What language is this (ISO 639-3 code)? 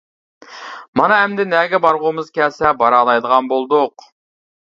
uig